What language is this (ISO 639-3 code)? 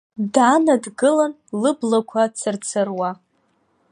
abk